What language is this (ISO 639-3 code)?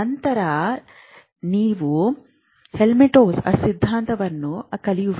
kan